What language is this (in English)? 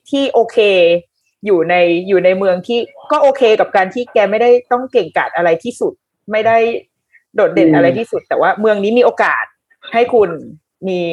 Thai